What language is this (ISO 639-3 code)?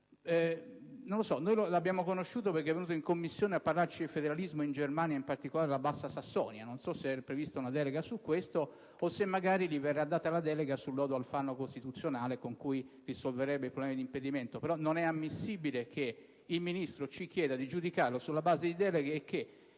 ita